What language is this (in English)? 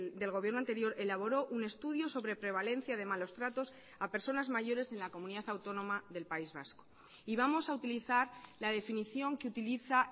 Spanish